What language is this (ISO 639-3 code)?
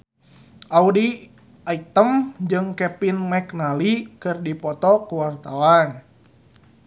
sun